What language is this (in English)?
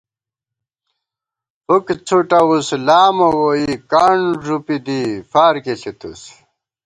Gawar-Bati